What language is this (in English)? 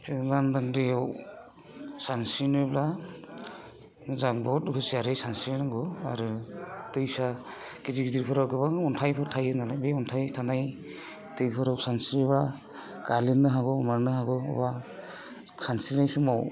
Bodo